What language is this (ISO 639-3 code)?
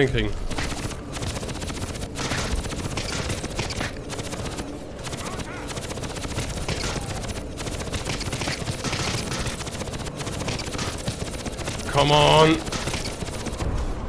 deu